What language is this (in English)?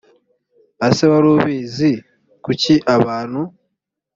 Kinyarwanda